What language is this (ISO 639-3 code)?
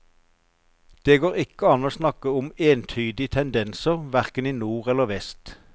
nor